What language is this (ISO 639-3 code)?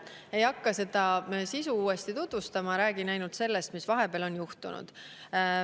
est